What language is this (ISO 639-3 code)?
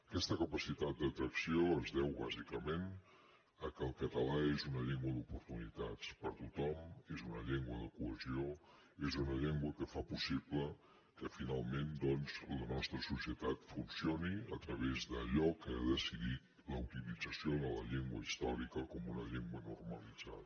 cat